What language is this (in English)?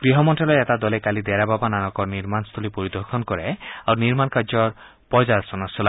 Assamese